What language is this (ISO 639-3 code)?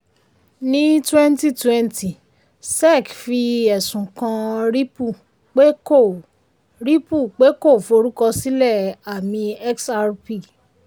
yor